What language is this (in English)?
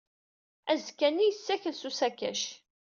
Kabyle